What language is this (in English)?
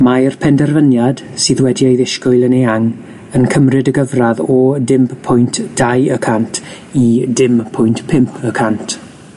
Welsh